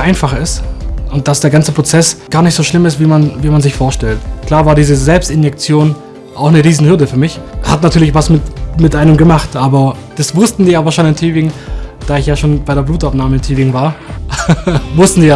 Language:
German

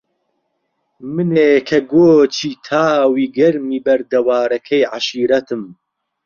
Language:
Central Kurdish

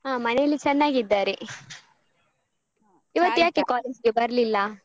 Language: Kannada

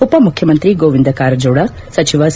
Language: Kannada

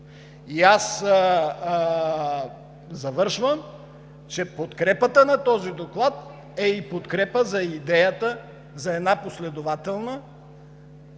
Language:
Bulgarian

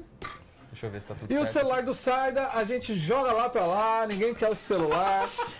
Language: Portuguese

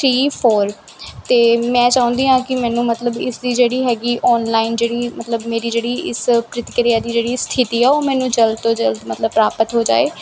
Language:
Punjabi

